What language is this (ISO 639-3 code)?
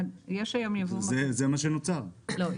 heb